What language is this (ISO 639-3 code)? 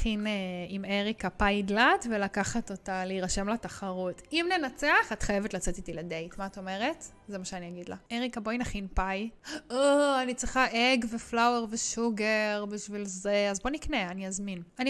heb